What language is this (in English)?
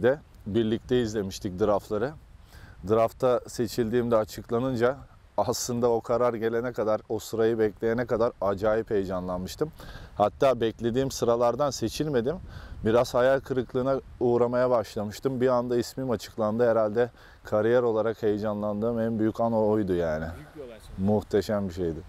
Turkish